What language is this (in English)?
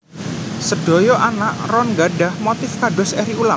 Javanese